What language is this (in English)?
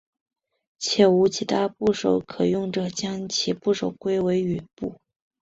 Chinese